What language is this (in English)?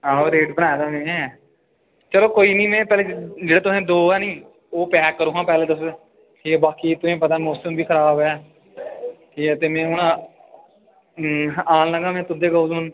Dogri